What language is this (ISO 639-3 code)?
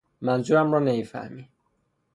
fas